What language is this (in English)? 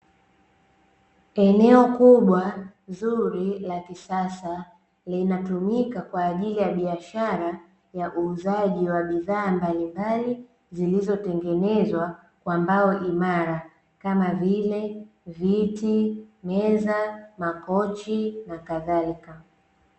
Swahili